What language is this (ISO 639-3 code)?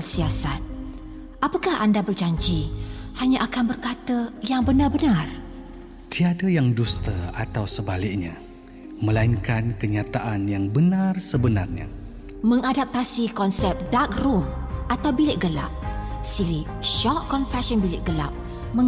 msa